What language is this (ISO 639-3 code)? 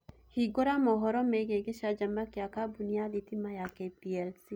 kik